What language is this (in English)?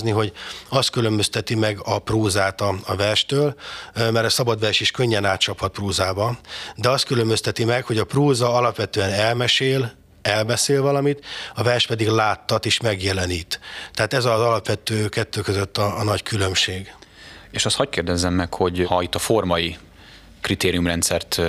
Hungarian